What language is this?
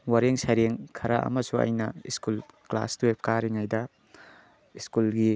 Manipuri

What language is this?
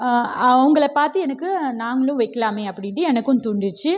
Tamil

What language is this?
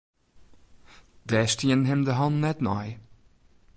Western Frisian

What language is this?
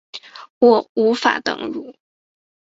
Chinese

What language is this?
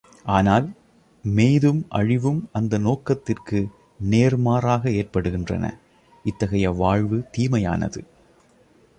Tamil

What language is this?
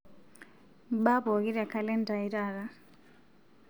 Masai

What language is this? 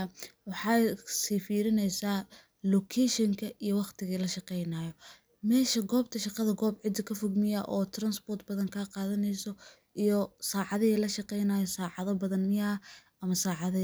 Somali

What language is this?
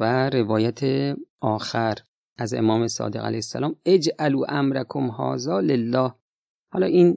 Persian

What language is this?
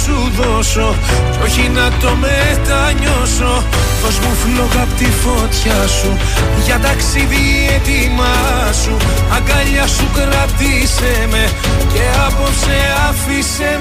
Greek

